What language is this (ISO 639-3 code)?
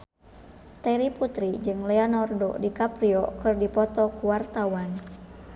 sun